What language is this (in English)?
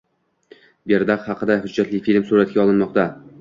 Uzbek